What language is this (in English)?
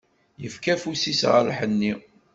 Kabyle